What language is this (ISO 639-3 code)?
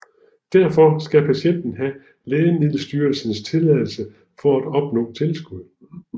dan